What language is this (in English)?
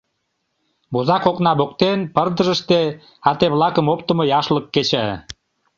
Mari